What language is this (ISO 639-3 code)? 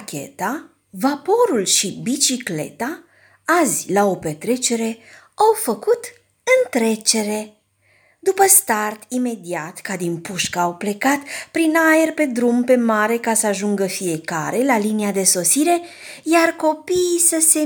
ron